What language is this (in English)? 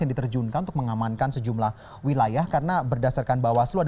Indonesian